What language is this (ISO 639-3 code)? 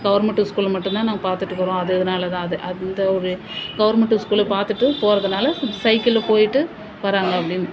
tam